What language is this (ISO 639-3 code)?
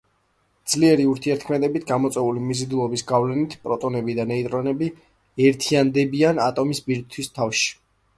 kat